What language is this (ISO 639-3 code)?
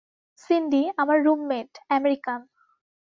ben